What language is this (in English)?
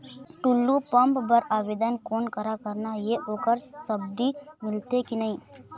Chhattisgarhi